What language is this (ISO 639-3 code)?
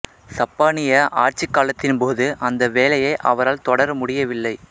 tam